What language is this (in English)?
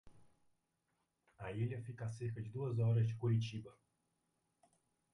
Portuguese